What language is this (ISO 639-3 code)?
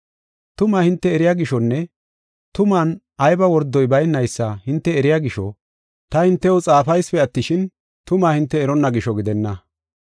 gof